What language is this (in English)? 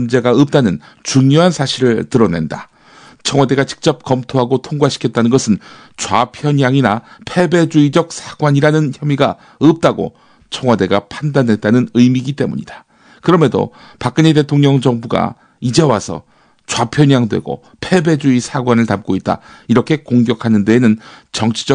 Korean